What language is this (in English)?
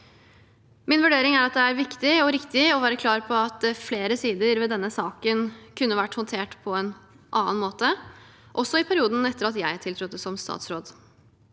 Norwegian